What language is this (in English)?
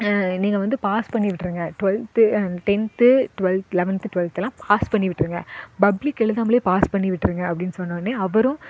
Tamil